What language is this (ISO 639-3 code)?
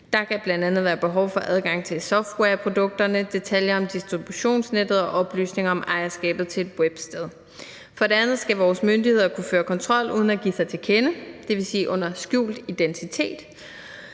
dan